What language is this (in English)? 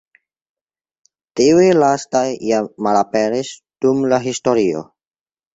Esperanto